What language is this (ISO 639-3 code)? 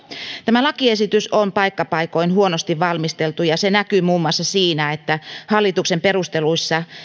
fin